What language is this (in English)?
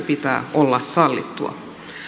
Finnish